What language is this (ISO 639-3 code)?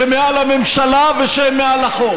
heb